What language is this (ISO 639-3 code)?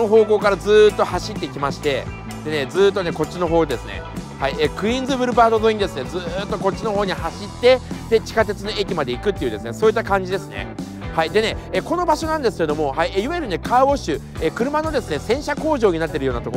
jpn